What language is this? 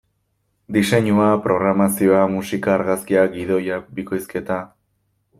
Basque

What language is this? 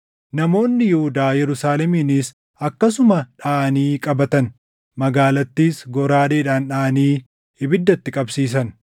Oromo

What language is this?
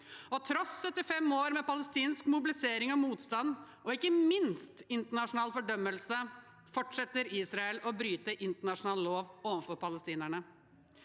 Norwegian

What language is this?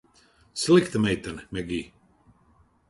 Latvian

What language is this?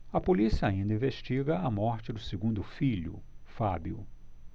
Portuguese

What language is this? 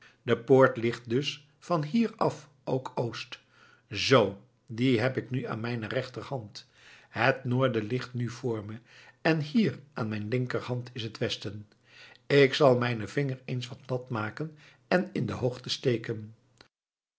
Dutch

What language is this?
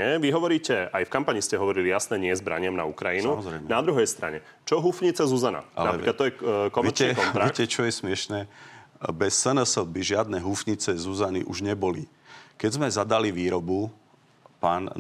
Slovak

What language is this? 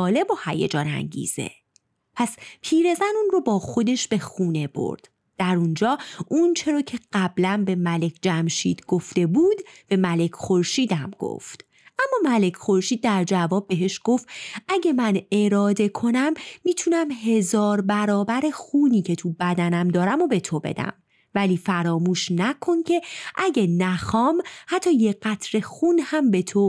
Persian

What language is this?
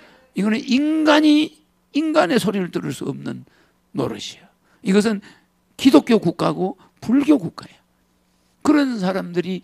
Korean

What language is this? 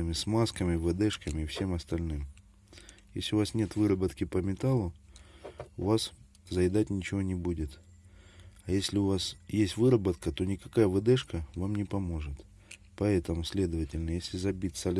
Russian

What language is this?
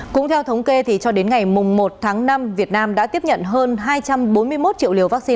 Vietnamese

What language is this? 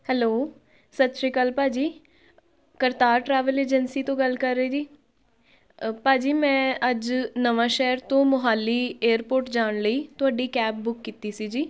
Punjabi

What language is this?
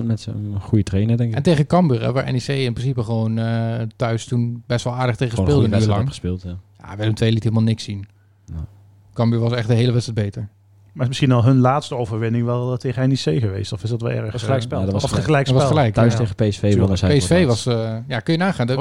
Dutch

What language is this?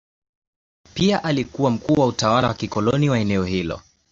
Swahili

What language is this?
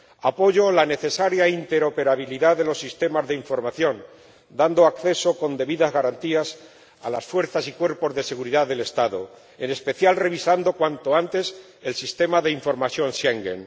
Spanish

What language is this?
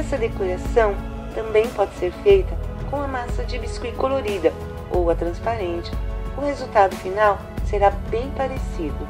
Portuguese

